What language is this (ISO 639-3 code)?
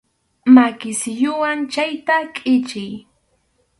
qxu